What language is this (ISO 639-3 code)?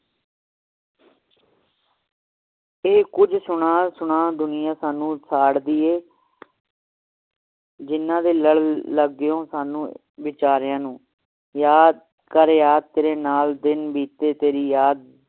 pan